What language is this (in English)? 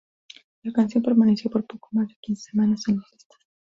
Spanish